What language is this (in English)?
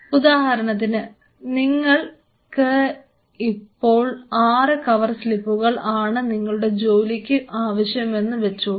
Malayalam